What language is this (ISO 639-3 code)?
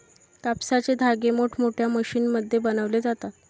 mar